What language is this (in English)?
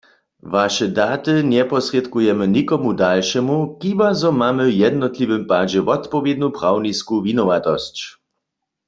Upper Sorbian